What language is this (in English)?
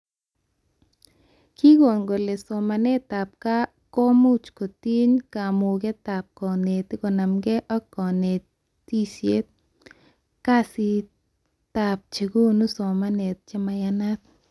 Kalenjin